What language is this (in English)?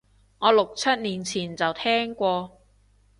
Cantonese